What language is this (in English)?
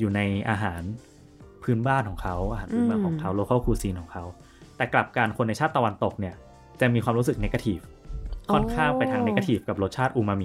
Thai